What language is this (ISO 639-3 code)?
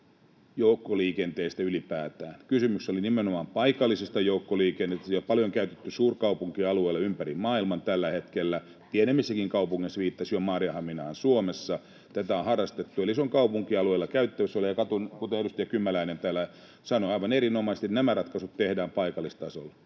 fin